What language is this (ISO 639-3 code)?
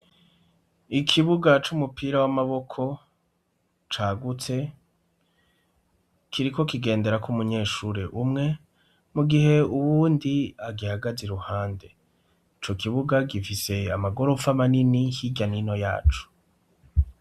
run